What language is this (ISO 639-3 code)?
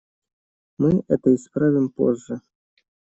rus